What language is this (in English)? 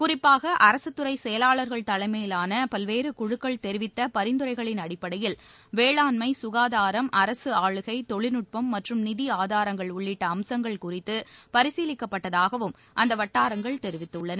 Tamil